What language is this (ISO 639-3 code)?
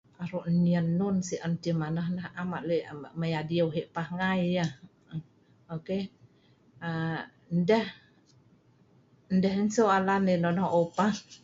snv